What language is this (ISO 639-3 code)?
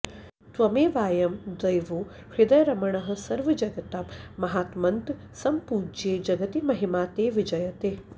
san